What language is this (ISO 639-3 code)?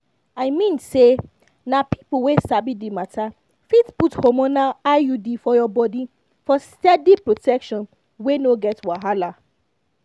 pcm